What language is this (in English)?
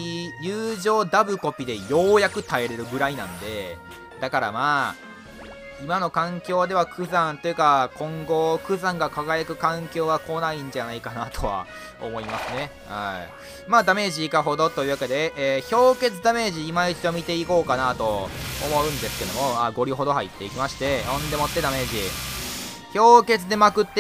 Japanese